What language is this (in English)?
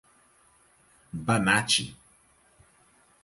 Portuguese